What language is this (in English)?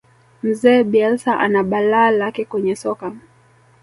Swahili